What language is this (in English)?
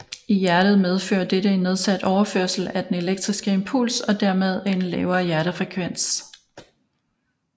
Danish